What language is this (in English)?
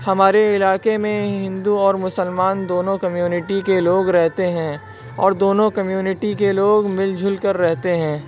Urdu